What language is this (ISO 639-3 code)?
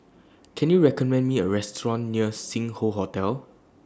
eng